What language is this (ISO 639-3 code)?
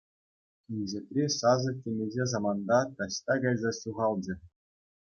chv